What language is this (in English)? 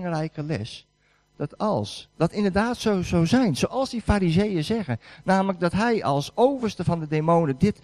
Dutch